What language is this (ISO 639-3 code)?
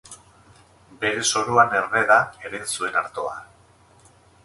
eus